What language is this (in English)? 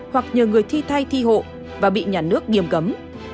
Vietnamese